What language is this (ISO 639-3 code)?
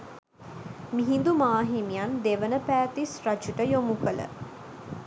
sin